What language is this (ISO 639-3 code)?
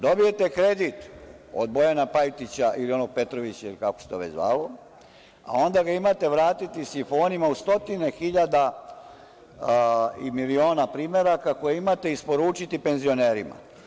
srp